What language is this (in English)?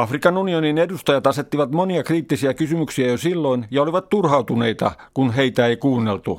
Finnish